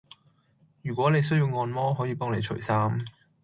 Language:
Cantonese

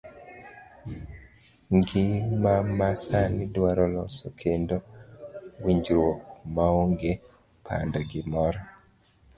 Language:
Luo (Kenya and Tanzania)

